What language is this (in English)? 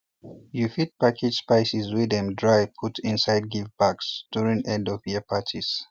Nigerian Pidgin